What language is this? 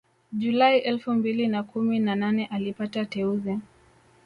Swahili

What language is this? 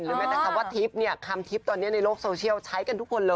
Thai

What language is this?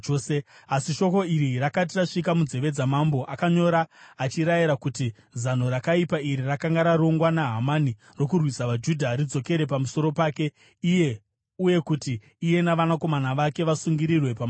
Shona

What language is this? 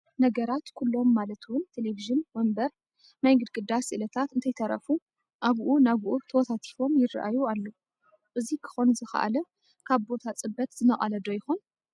Tigrinya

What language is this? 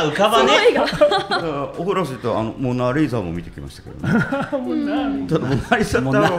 Japanese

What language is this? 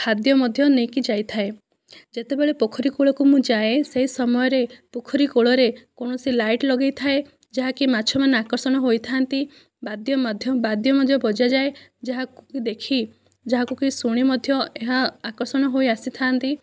Odia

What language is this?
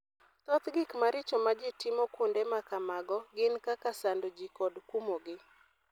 Luo (Kenya and Tanzania)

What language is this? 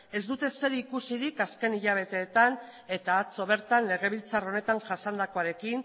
Basque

